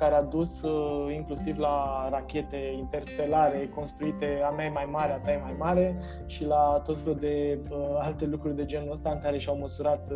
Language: Romanian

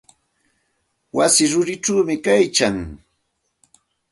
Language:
Santa Ana de Tusi Pasco Quechua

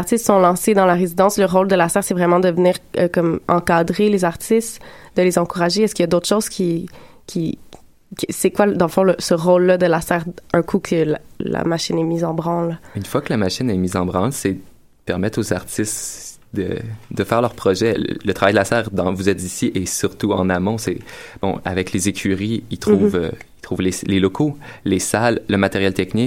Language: French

